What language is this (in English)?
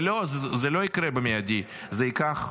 Hebrew